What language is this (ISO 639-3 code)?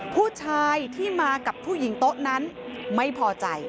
tha